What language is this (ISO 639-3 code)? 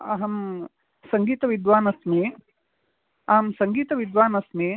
san